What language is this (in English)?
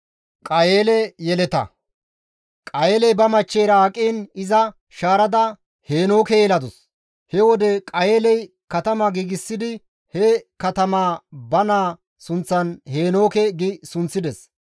Gamo